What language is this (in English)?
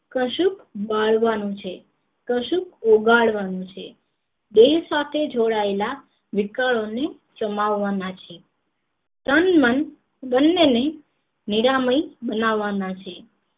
Gujarati